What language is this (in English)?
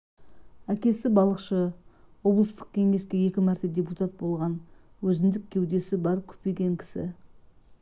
Kazakh